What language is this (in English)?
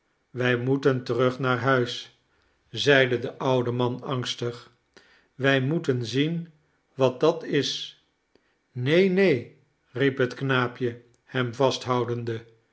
Dutch